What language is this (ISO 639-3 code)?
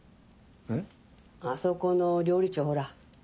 jpn